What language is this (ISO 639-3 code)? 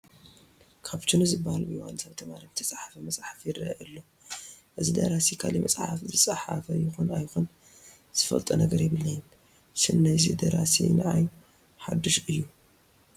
tir